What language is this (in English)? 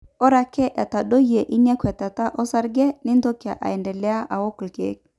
Masai